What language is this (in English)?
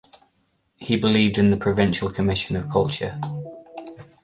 English